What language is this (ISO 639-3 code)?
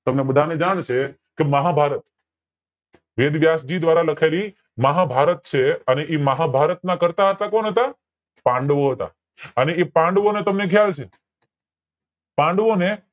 guj